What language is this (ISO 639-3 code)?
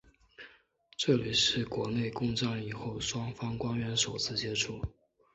zho